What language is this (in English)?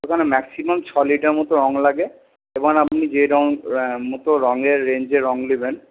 Bangla